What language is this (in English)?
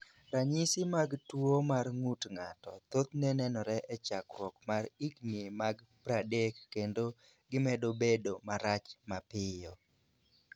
Luo (Kenya and Tanzania)